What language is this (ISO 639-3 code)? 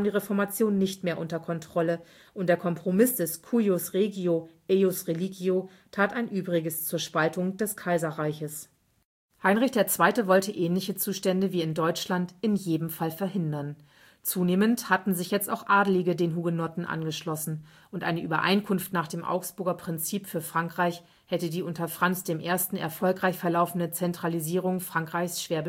deu